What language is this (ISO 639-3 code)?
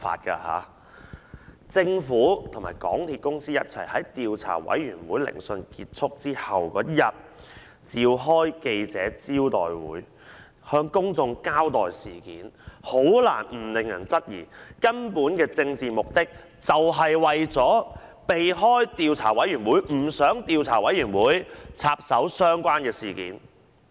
yue